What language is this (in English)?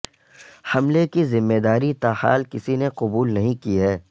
Urdu